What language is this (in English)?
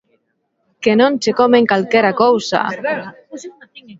Galician